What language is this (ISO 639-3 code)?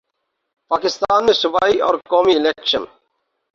urd